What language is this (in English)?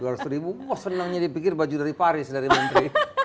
Indonesian